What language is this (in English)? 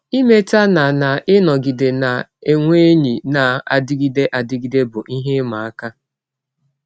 Igbo